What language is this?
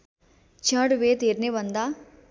Nepali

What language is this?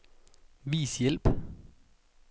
Danish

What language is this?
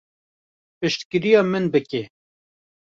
Kurdish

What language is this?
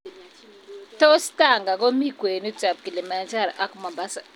Kalenjin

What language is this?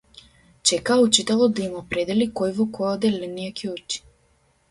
Macedonian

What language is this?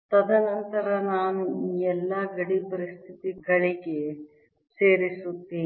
Kannada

